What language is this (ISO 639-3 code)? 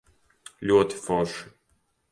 lav